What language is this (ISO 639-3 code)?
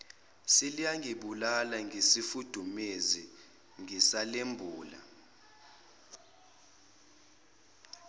zul